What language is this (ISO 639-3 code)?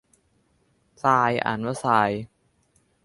tha